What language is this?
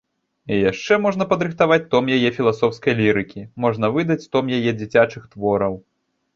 Belarusian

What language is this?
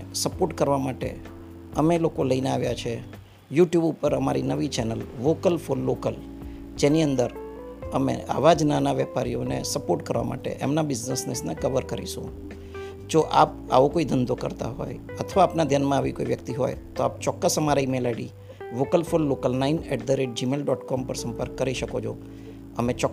Gujarati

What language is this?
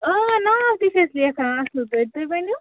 Kashmiri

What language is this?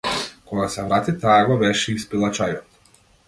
Macedonian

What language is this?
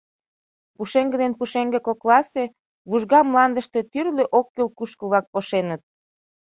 Mari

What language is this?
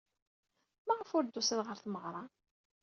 Kabyle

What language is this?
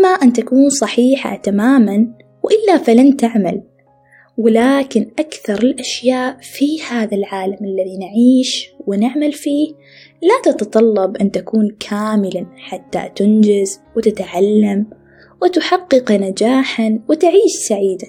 Arabic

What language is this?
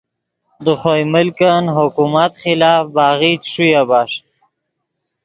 Yidgha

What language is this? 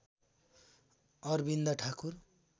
Nepali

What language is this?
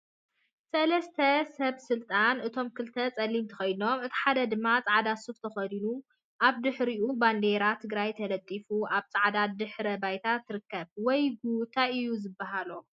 Tigrinya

